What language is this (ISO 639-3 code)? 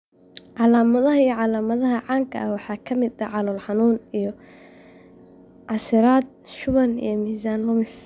som